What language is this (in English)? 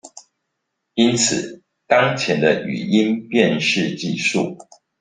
Chinese